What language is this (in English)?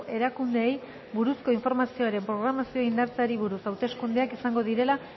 Basque